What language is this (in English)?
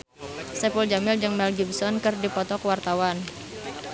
Sundanese